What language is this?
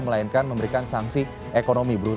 Indonesian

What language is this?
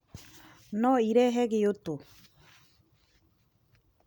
Kikuyu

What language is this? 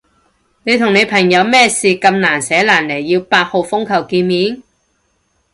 Cantonese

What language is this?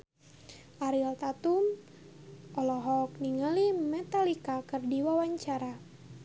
Sundanese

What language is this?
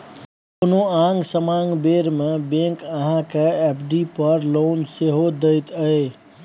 Maithili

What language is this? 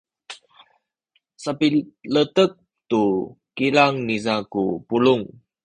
Sakizaya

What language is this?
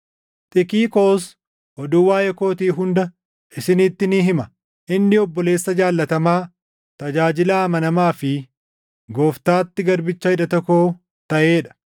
Oromo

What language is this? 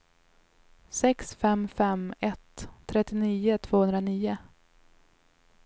Swedish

